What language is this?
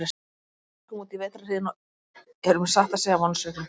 Icelandic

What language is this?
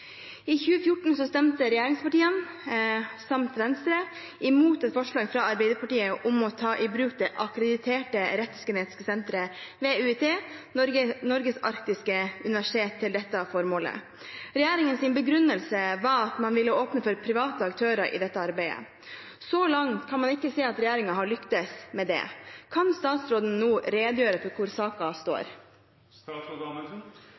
Norwegian Bokmål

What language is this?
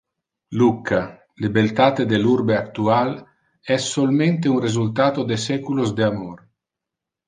Interlingua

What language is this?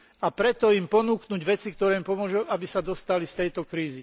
Slovak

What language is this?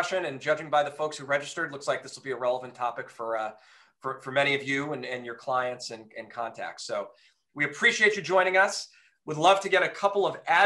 English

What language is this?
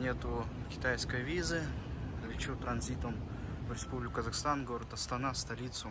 Russian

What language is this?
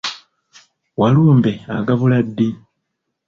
Ganda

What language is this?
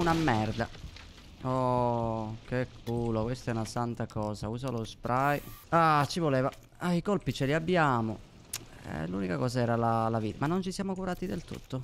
Italian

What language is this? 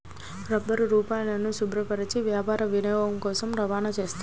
Telugu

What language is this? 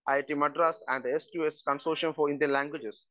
Malayalam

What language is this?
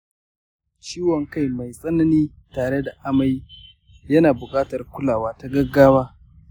Hausa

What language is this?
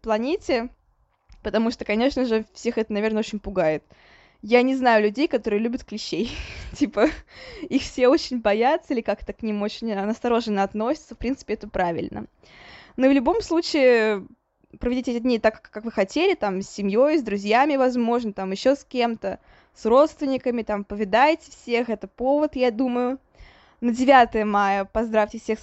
Russian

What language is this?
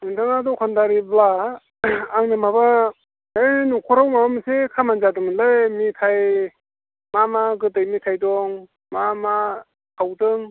Bodo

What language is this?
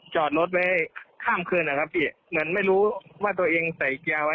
Thai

